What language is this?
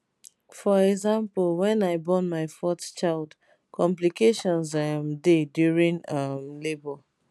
Nigerian Pidgin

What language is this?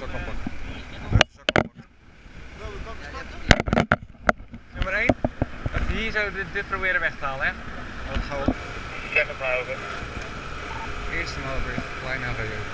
Dutch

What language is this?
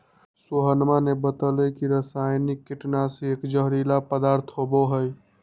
Magahi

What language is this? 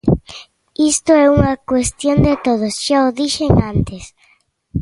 Galician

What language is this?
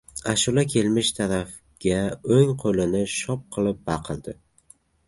Uzbek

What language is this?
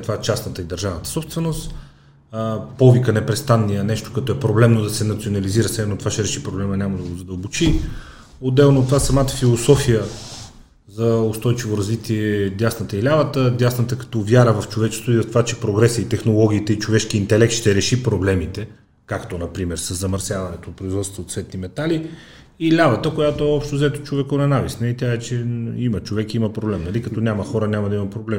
Bulgarian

